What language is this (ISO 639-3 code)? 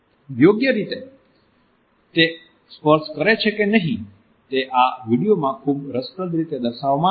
guj